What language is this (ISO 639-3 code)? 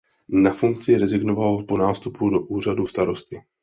ces